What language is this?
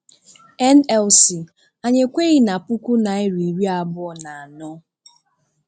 Igbo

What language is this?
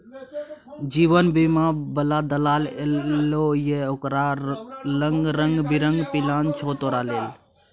Maithili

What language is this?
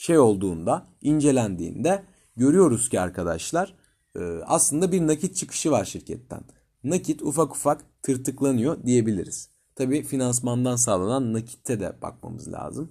Turkish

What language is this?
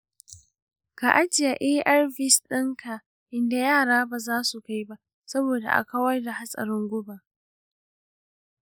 Hausa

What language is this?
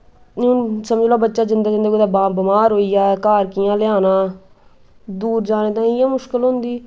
Dogri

